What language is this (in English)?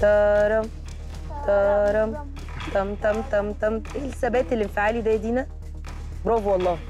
Arabic